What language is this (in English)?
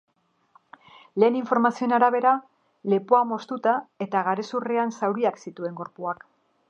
Basque